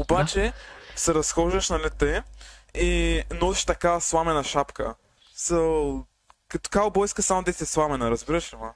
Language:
Bulgarian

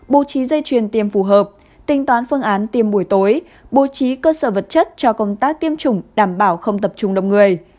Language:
Vietnamese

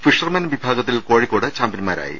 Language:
Malayalam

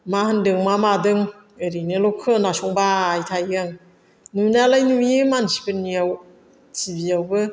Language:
Bodo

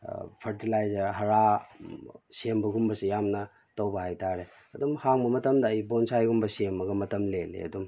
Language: Manipuri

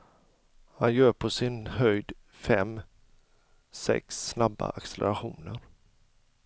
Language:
Swedish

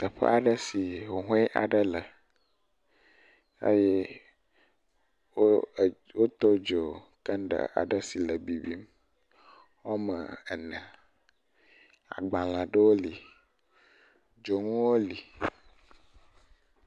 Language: Ewe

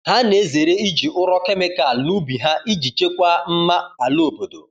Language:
Igbo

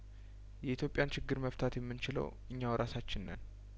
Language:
Amharic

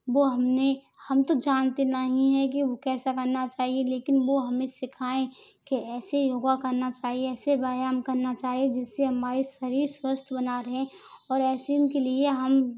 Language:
Hindi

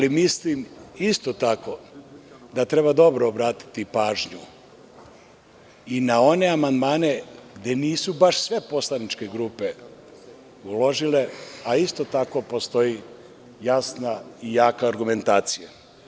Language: Serbian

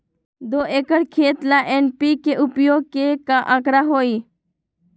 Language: Magahi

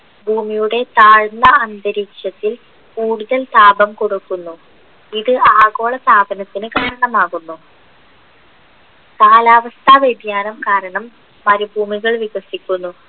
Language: Malayalam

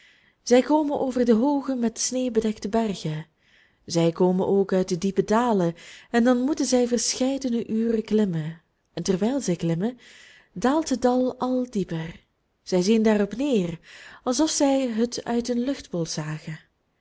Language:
Dutch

